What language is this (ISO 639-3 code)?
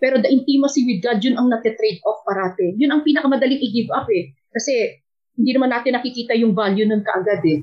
fil